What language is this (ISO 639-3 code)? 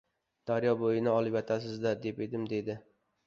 uzb